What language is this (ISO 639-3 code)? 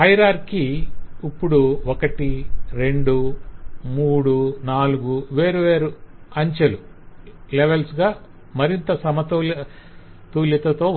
tel